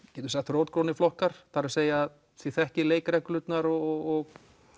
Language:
Icelandic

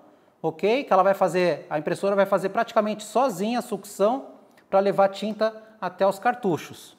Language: Portuguese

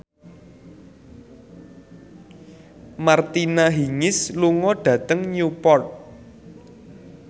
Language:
Javanese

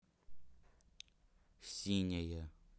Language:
Russian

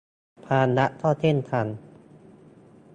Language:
Thai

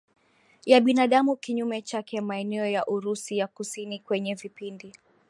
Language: Swahili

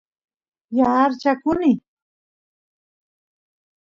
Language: Santiago del Estero Quichua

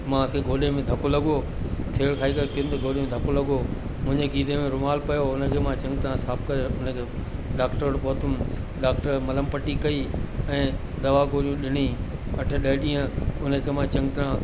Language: Sindhi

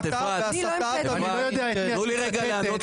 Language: Hebrew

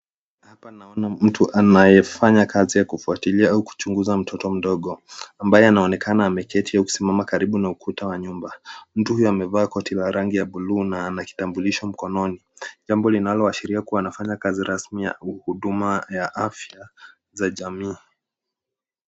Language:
Swahili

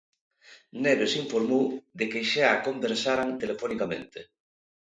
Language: Galician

